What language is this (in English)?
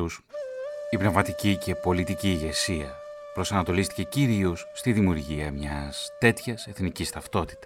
Greek